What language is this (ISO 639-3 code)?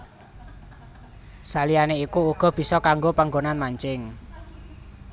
jav